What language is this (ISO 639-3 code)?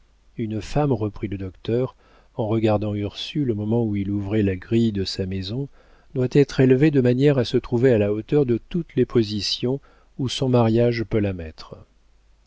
fra